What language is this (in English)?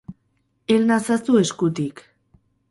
Basque